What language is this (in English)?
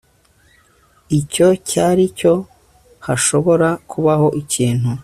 Kinyarwanda